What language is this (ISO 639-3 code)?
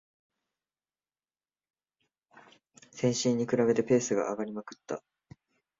jpn